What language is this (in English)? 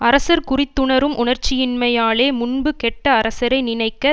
Tamil